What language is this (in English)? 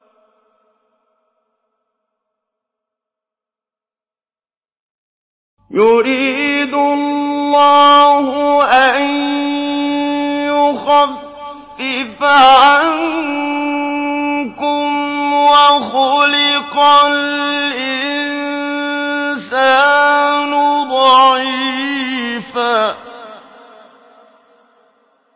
Arabic